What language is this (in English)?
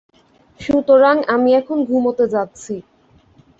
Bangla